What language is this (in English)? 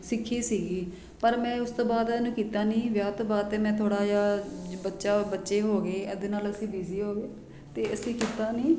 Punjabi